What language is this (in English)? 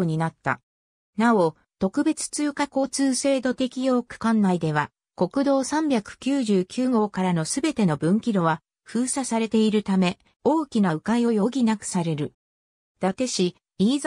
Japanese